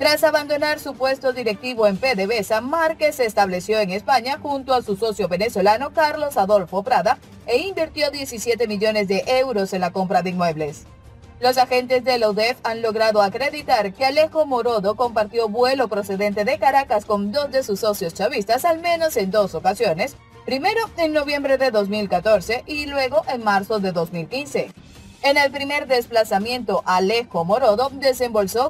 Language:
Spanish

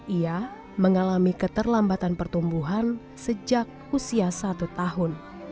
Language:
Indonesian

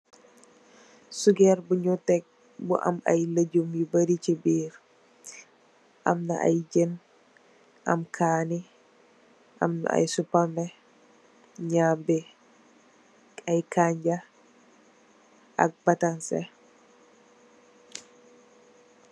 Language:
Wolof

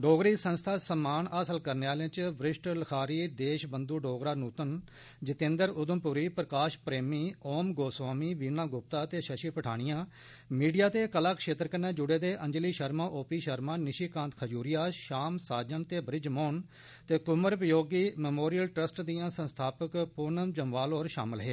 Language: Dogri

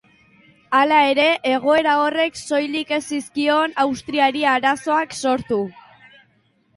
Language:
Basque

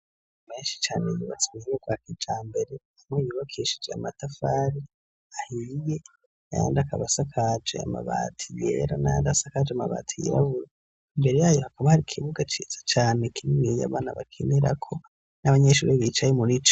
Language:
Rundi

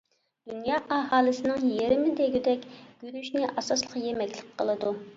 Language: Uyghur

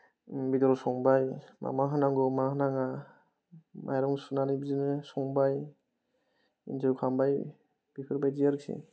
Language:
Bodo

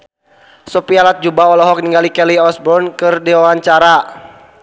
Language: Sundanese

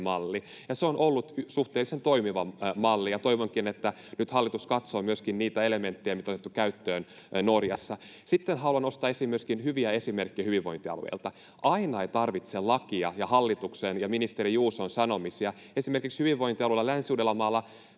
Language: Finnish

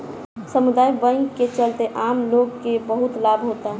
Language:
Bhojpuri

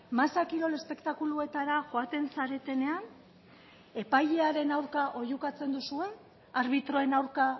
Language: Basque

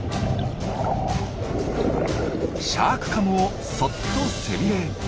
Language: Japanese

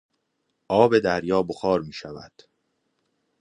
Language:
Persian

